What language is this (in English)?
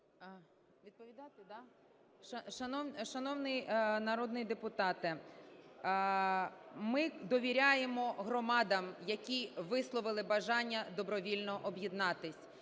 Ukrainian